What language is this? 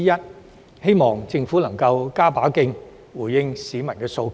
Cantonese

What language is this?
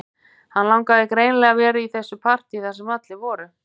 Icelandic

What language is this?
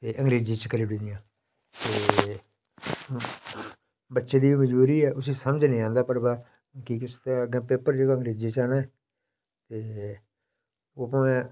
Dogri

